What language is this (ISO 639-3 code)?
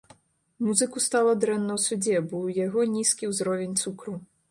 bel